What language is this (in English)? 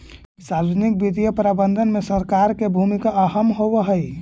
Magahi